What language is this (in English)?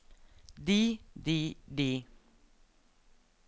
Norwegian